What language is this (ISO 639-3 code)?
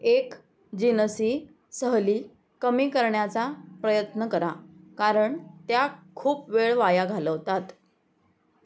mar